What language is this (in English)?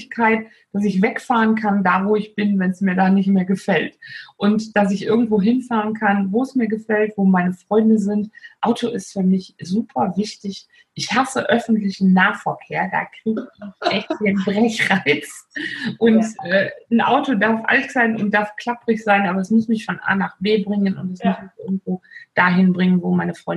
German